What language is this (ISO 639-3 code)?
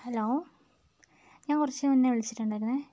mal